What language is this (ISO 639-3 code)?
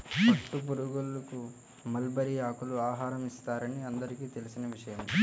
tel